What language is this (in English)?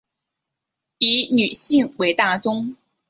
Chinese